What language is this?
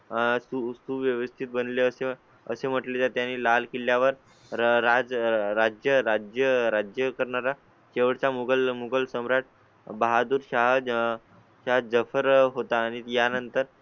Marathi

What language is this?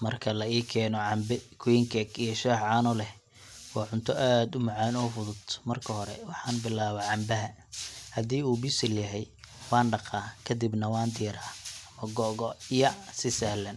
Somali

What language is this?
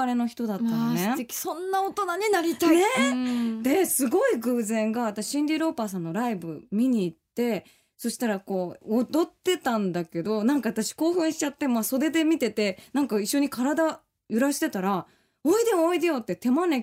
Japanese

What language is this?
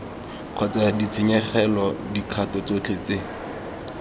Tswana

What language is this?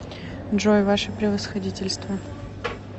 Russian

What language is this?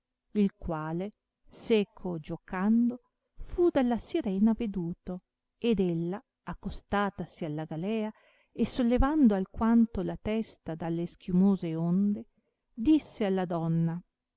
Italian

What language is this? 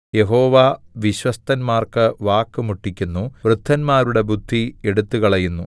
Malayalam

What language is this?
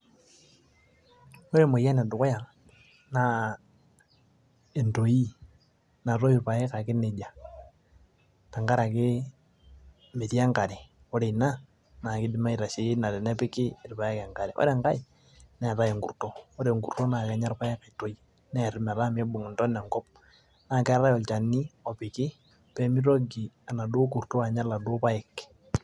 Masai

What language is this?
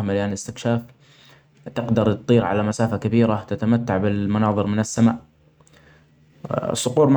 Omani Arabic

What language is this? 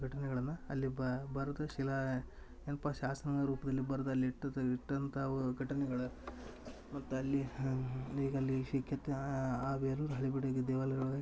Kannada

